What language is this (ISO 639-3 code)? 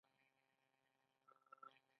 pus